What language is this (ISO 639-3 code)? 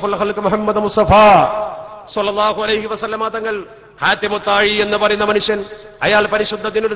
ara